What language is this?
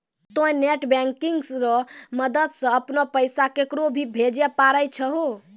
Maithili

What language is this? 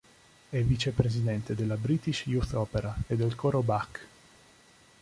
Italian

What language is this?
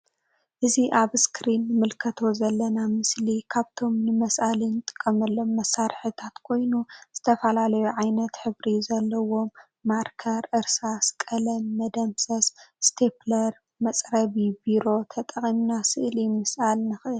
Tigrinya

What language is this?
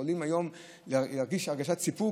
Hebrew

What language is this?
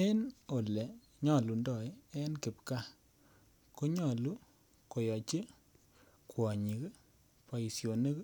Kalenjin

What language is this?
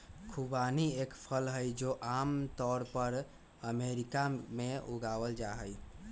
Magahi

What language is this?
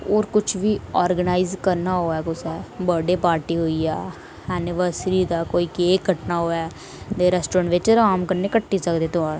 Dogri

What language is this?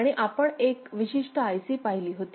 Marathi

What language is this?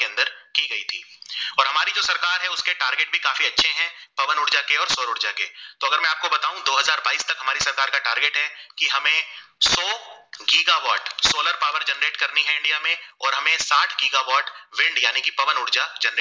Gujarati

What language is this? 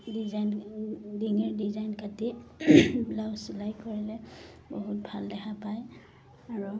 Assamese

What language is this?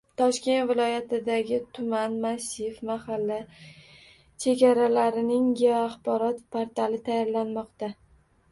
Uzbek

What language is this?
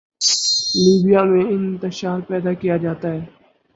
Urdu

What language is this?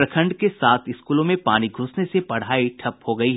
Hindi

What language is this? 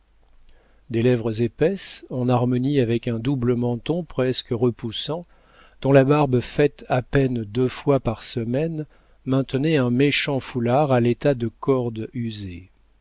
French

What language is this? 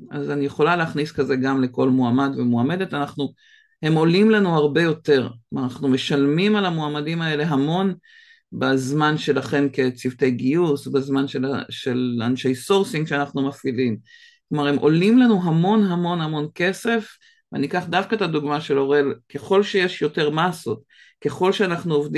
Hebrew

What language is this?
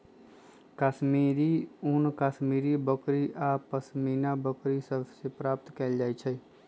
Magahi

